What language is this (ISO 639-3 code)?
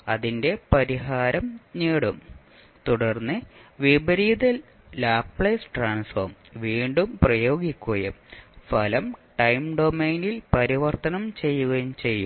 mal